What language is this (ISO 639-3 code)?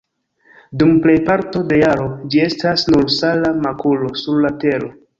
epo